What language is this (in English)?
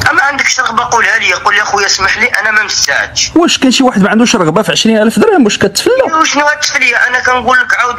Arabic